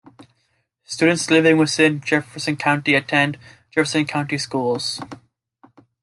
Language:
English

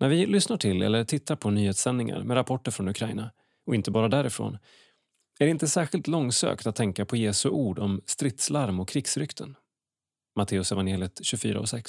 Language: Swedish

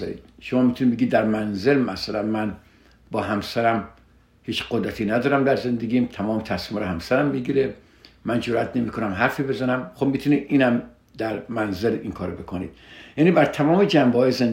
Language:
Persian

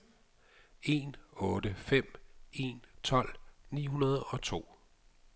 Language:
Danish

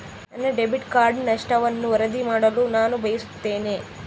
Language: Kannada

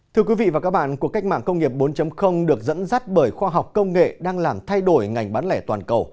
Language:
Vietnamese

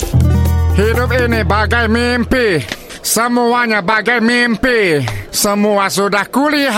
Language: Malay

